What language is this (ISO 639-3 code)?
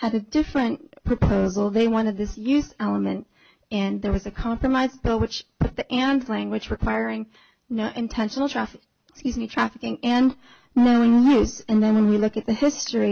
eng